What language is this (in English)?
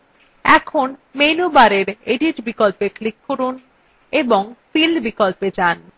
Bangla